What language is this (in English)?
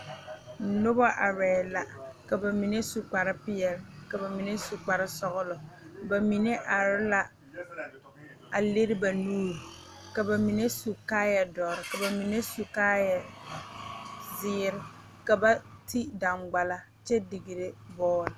Southern Dagaare